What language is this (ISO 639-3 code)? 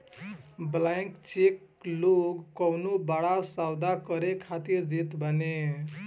bho